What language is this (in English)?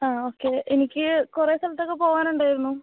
Malayalam